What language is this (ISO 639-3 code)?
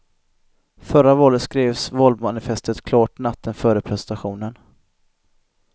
swe